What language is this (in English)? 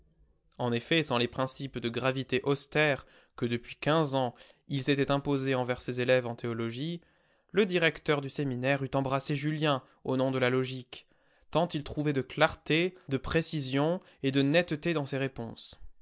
French